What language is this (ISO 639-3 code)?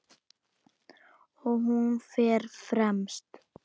isl